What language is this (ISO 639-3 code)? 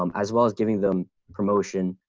eng